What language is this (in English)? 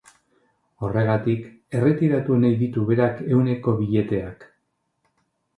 Basque